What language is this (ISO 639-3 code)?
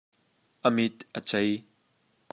cnh